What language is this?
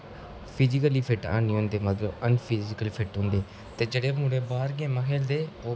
Dogri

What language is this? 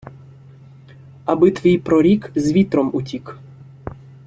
Ukrainian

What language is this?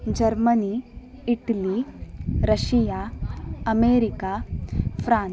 Sanskrit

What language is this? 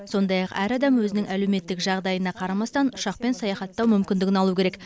Kazakh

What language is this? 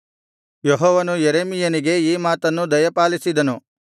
Kannada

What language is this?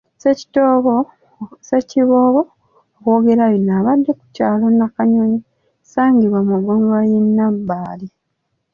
Ganda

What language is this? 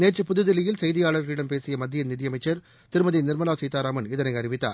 Tamil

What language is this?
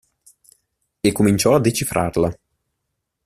Italian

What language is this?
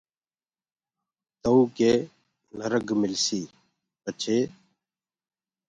Gurgula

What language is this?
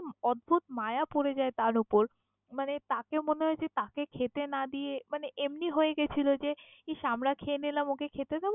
Bangla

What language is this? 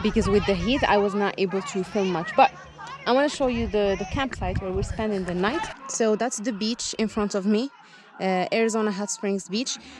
English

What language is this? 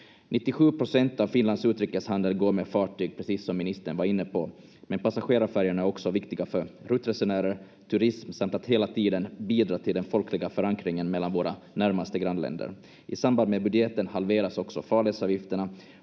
Finnish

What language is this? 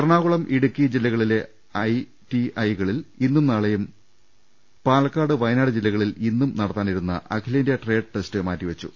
Malayalam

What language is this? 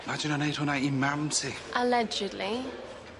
Welsh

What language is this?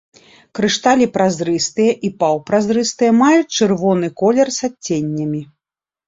Belarusian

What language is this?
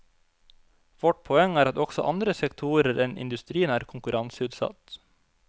Norwegian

